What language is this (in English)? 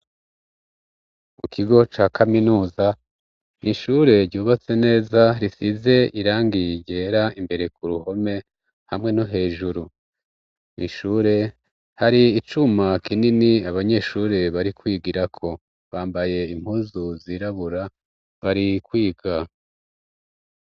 Rundi